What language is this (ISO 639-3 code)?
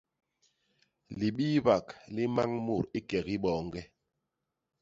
bas